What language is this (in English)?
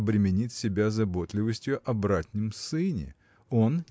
Russian